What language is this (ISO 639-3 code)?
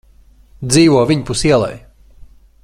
lav